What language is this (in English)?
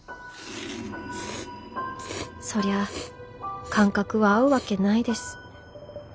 Japanese